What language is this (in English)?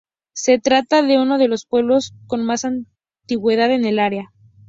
Spanish